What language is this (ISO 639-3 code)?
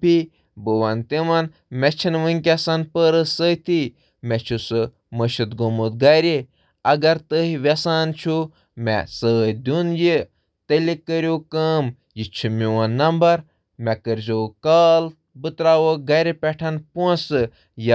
kas